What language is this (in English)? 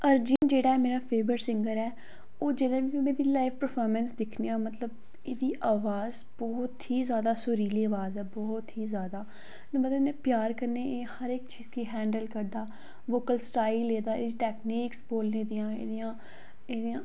Dogri